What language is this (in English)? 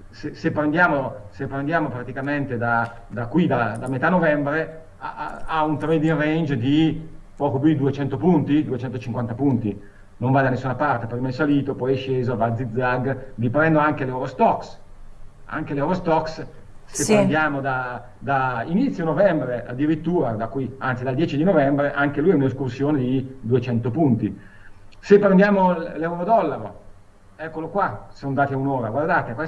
Italian